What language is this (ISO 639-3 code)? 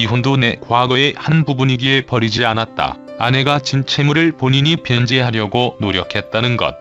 kor